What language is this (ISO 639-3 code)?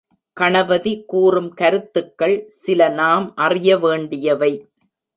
tam